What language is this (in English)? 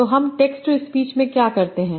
Hindi